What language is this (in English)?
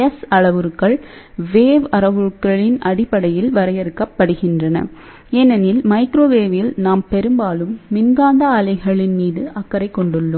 Tamil